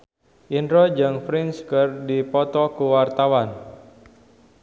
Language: Sundanese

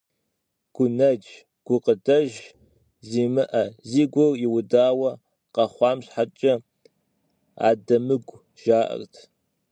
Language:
Kabardian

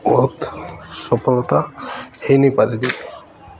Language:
Odia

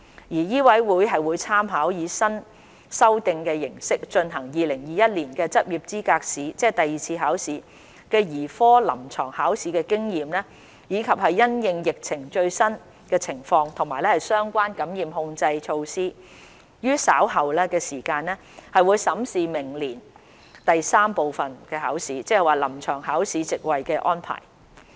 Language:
Cantonese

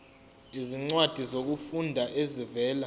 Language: Zulu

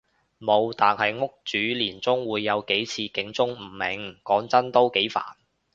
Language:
Cantonese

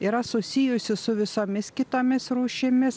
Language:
Lithuanian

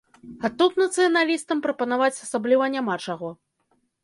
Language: Belarusian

